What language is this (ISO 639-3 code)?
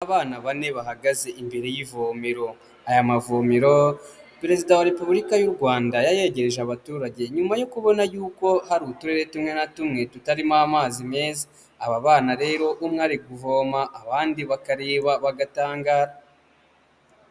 kin